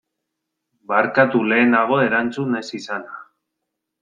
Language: Basque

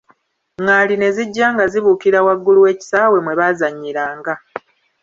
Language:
Ganda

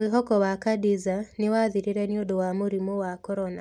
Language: Kikuyu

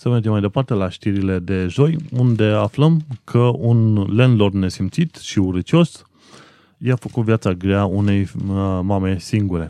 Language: Romanian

